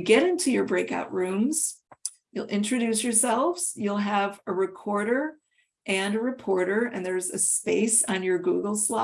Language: English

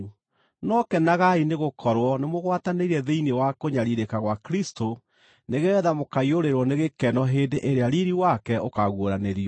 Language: Kikuyu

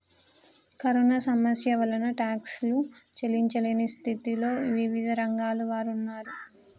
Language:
Telugu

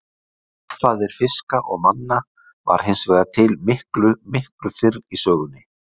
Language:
Icelandic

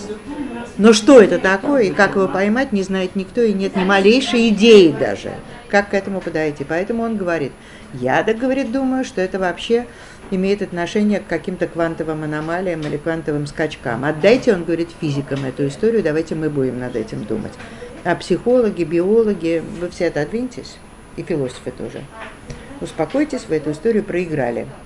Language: Russian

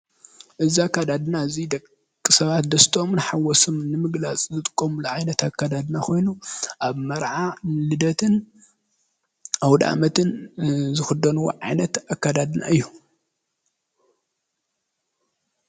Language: Tigrinya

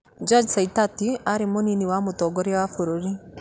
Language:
Kikuyu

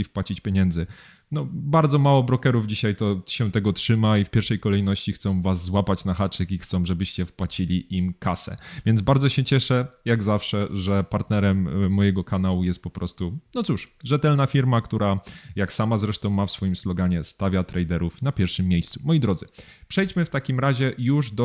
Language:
Polish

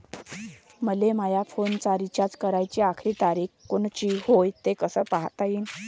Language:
Marathi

